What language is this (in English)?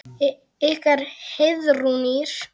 Icelandic